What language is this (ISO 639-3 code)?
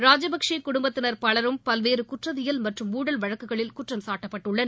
tam